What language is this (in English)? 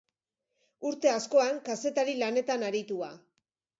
Basque